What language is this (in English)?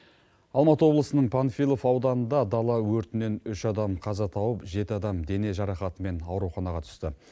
Kazakh